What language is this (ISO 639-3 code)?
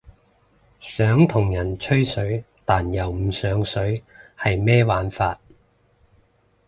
yue